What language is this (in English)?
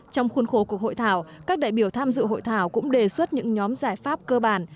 Vietnamese